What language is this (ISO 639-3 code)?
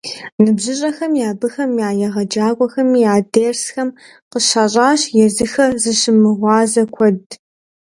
kbd